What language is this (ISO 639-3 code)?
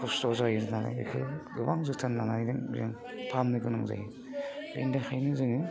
brx